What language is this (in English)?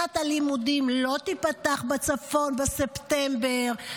Hebrew